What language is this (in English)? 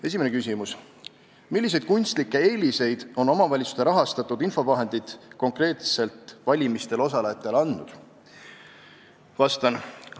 Estonian